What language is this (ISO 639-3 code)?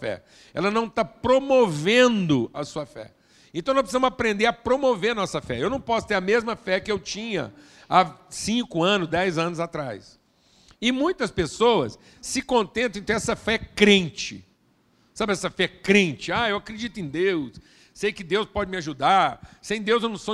por